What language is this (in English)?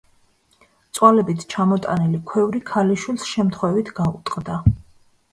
Georgian